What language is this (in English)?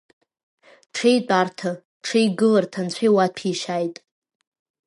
Abkhazian